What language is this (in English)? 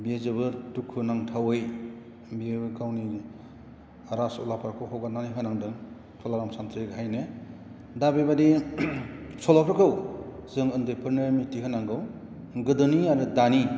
Bodo